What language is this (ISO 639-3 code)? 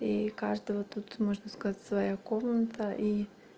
rus